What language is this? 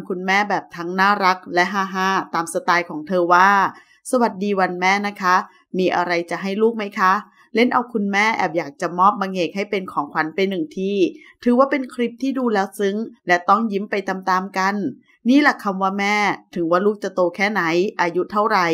Thai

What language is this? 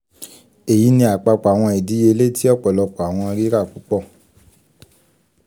Yoruba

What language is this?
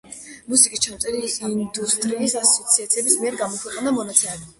Georgian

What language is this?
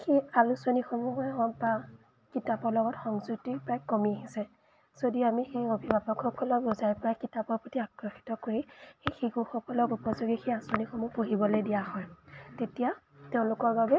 Assamese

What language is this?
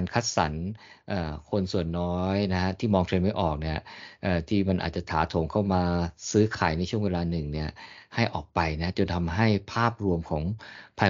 Thai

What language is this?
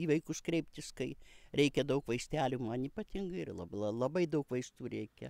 Lithuanian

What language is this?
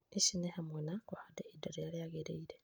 Kikuyu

